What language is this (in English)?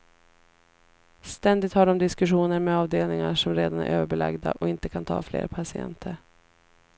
Swedish